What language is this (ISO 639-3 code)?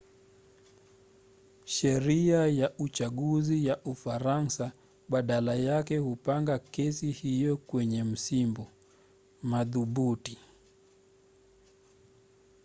swa